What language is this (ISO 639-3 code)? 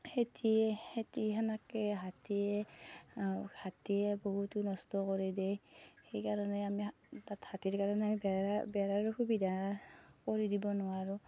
asm